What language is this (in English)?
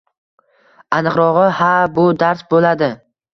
Uzbek